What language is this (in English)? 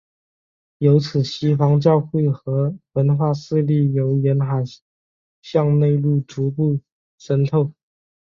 Chinese